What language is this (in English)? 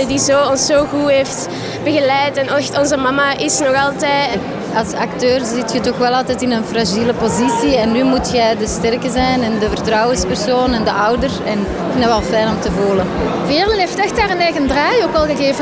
Dutch